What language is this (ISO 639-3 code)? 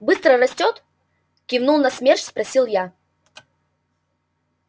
rus